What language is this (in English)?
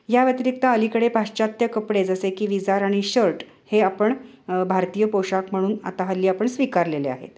Marathi